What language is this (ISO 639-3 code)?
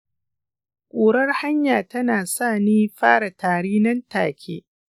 hau